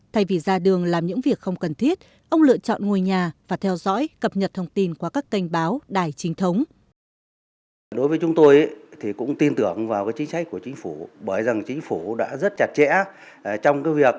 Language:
Vietnamese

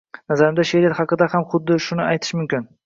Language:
Uzbek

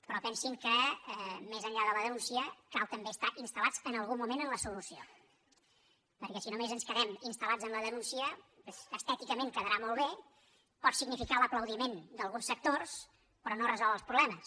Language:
Catalan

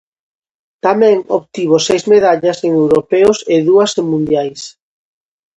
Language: Galician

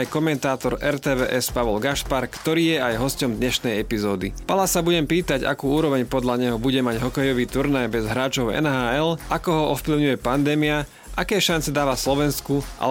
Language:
Slovak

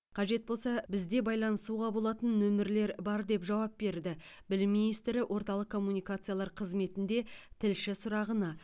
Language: Kazakh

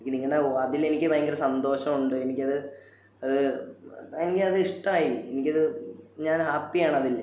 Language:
Malayalam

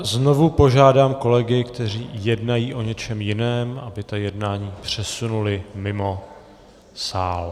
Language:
Czech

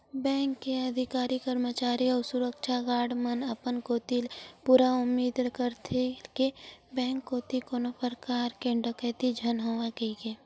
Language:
Chhattisgarhi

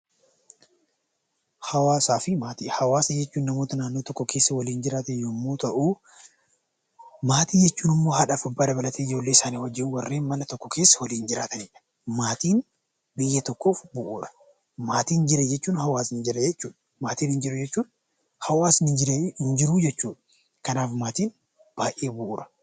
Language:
Oromo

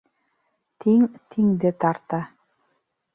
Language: Bashkir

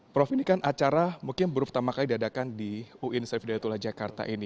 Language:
Indonesian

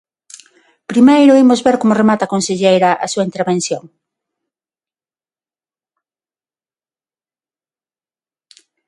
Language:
Galician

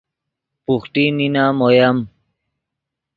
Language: Yidgha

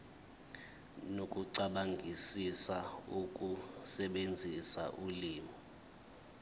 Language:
Zulu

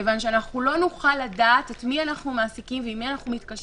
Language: Hebrew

